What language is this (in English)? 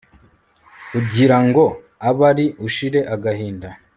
Kinyarwanda